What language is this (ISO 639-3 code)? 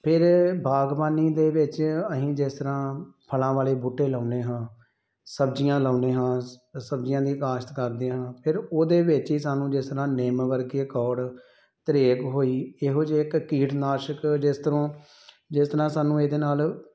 pan